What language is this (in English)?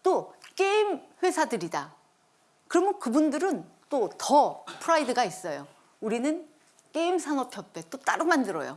Korean